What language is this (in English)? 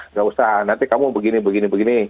Indonesian